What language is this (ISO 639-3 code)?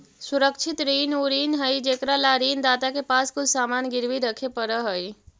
mag